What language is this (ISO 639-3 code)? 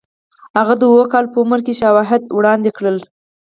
pus